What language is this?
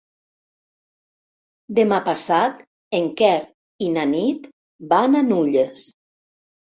Catalan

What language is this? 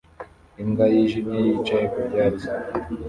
Kinyarwanda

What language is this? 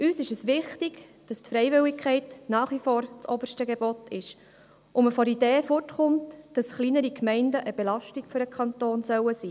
Swiss German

